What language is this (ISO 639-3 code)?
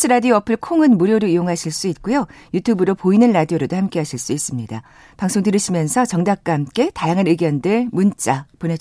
kor